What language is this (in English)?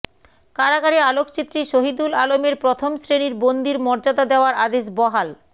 Bangla